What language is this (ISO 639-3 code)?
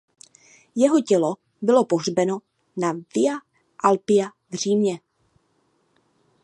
ces